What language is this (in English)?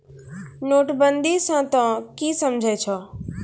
Maithili